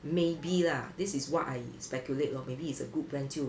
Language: English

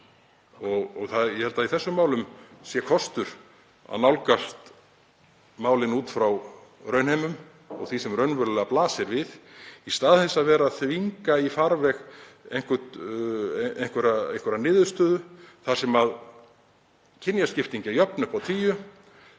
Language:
Icelandic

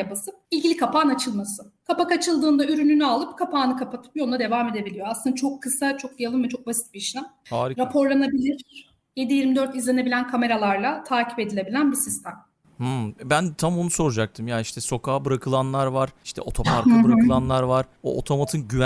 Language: Turkish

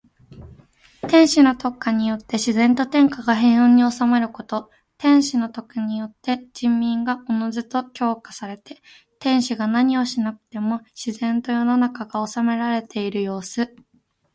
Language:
Japanese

